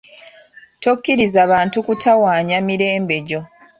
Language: Ganda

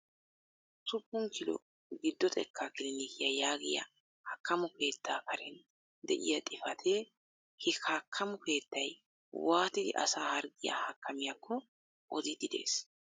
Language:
Wolaytta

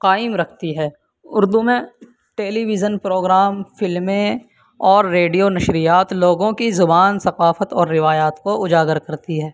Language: Urdu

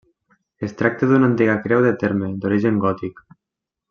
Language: Catalan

